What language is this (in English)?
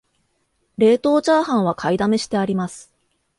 Japanese